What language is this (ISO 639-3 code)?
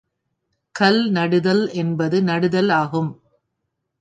tam